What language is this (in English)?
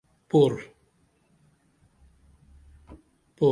Dameli